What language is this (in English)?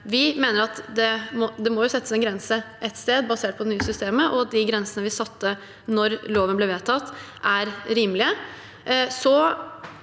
Norwegian